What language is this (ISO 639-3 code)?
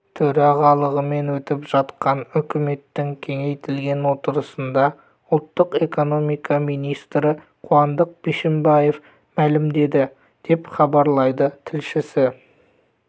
kaz